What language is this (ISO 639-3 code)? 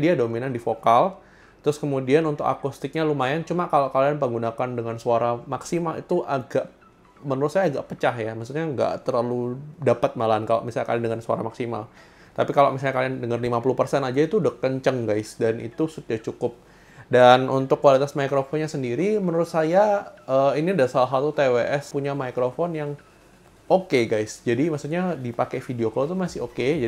ind